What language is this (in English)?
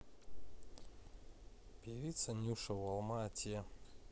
Russian